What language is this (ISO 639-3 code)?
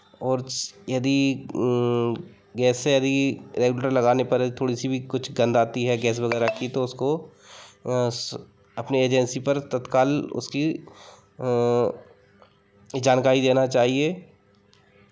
hin